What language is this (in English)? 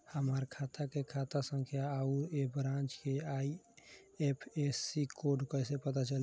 Bhojpuri